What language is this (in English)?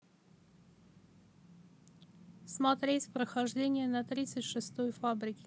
Russian